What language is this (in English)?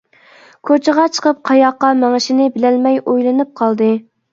Uyghur